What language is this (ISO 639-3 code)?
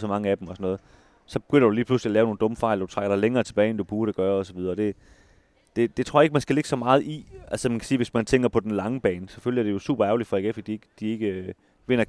dan